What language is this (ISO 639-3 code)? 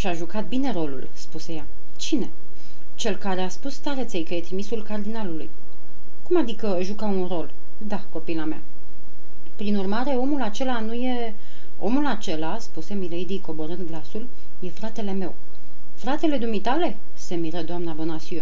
ron